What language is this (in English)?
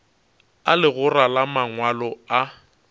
Northern Sotho